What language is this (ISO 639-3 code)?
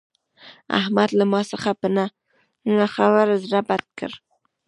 pus